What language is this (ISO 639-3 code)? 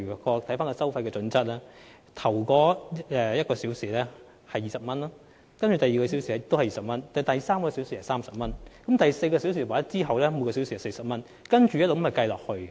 yue